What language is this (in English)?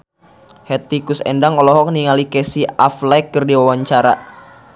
Sundanese